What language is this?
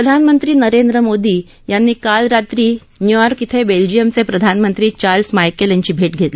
Marathi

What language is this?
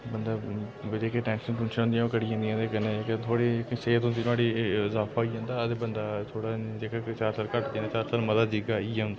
Dogri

